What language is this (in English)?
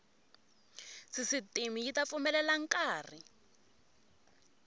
Tsonga